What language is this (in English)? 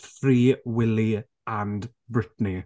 English